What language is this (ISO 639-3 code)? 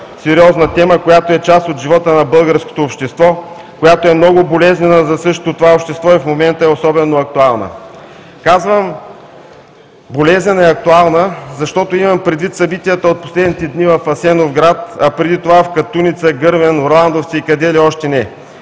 bul